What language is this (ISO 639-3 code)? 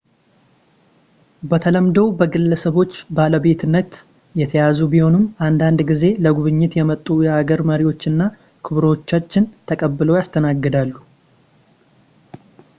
amh